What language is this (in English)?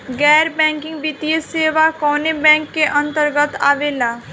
Bhojpuri